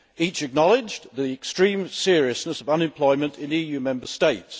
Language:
English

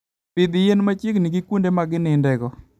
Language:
Luo (Kenya and Tanzania)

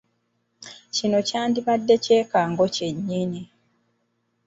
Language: Ganda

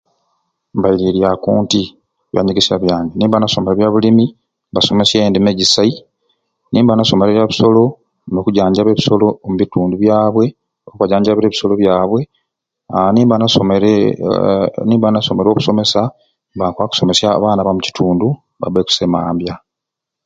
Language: Ruuli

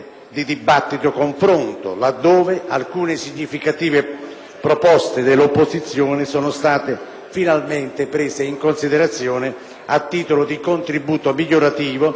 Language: Italian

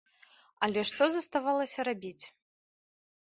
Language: Belarusian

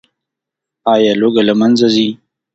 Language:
Pashto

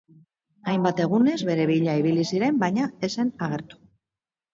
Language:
Basque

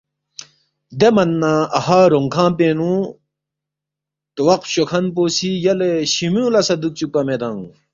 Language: Balti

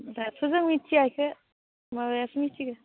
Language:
Bodo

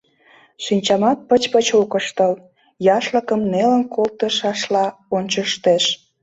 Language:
Mari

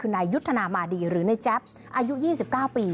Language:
Thai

